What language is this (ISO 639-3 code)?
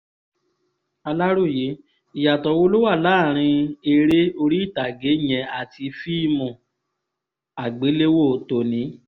yor